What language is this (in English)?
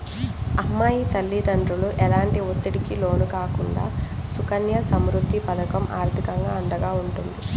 Telugu